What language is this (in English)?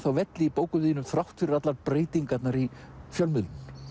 Icelandic